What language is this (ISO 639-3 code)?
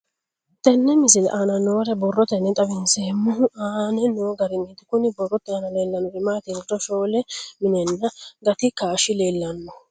sid